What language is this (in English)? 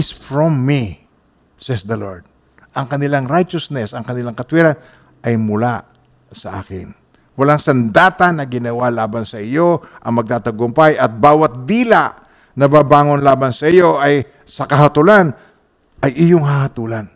Filipino